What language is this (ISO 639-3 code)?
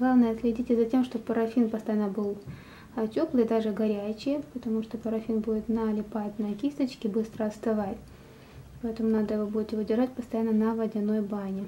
rus